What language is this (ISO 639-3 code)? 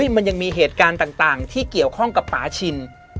tha